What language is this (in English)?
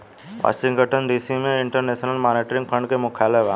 Bhojpuri